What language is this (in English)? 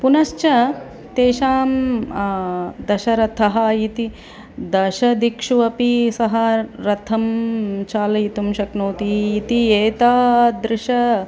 Sanskrit